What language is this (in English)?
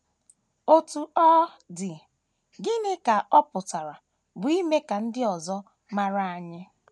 Igbo